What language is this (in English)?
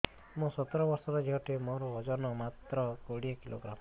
Odia